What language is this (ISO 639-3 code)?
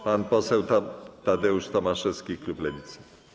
pol